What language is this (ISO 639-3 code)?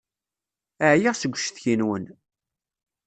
kab